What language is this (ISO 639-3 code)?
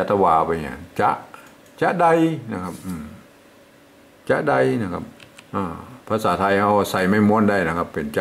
tha